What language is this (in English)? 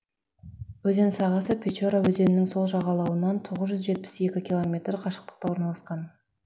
Kazakh